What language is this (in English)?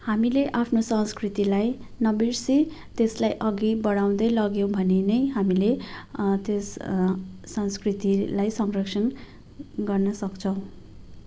Nepali